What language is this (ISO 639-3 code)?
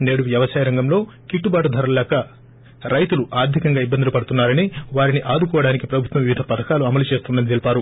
tel